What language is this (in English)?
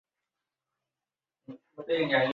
Chinese